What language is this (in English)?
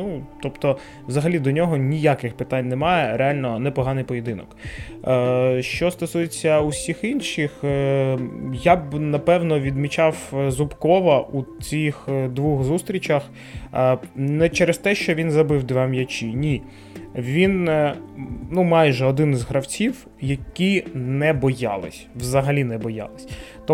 Ukrainian